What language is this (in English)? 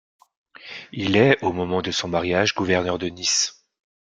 French